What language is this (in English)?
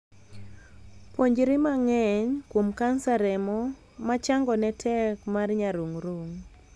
Luo (Kenya and Tanzania)